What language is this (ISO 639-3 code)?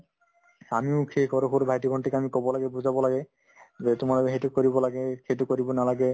asm